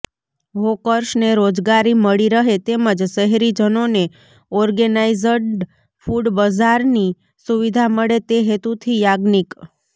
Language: Gujarati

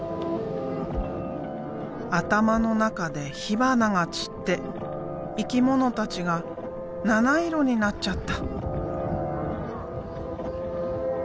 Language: Japanese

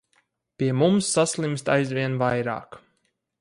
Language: Latvian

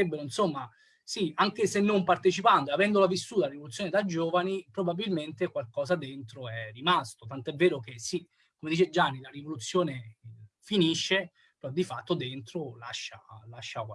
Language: Italian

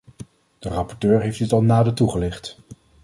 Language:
Dutch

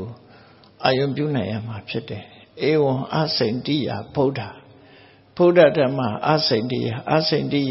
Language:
Thai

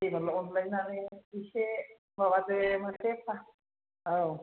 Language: Bodo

